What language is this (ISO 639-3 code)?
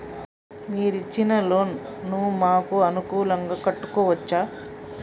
tel